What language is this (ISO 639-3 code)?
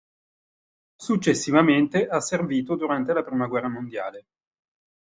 ita